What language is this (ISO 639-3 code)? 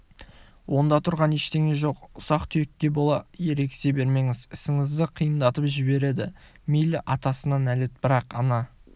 kaz